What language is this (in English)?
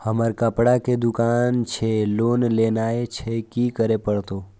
Maithili